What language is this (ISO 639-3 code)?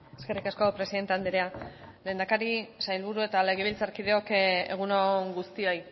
eus